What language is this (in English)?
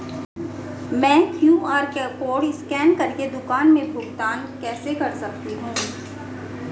Hindi